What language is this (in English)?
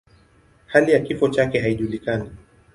Swahili